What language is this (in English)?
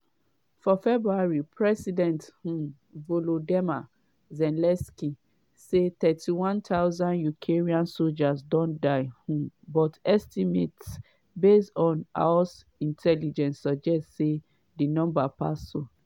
Nigerian Pidgin